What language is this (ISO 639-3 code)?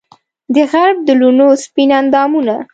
pus